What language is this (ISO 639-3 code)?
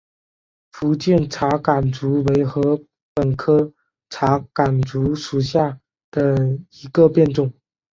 zho